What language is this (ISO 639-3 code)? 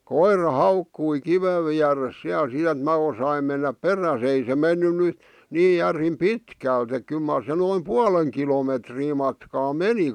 fin